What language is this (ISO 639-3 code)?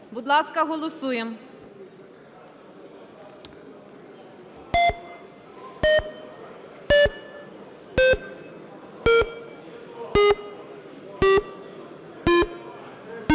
ukr